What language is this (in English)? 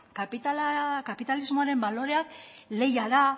Basque